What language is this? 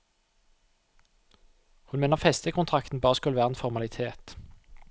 Norwegian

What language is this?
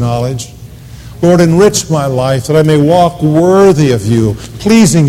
English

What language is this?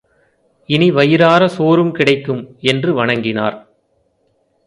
Tamil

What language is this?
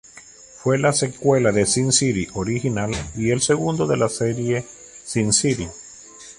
Spanish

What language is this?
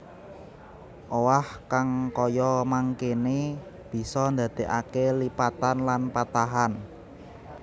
Javanese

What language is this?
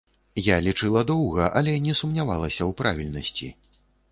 Belarusian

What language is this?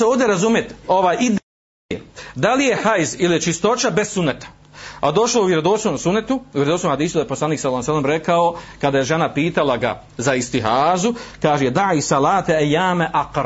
Croatian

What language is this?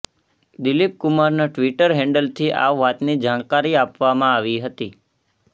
Gujarati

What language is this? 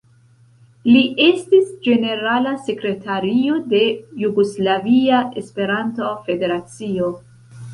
Esperanto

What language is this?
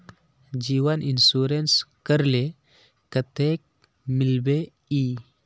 Magahi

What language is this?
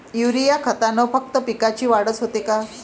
Marathi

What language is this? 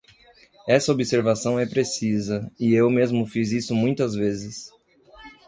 Portuguese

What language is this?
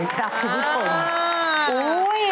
Thai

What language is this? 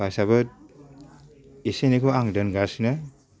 Bodo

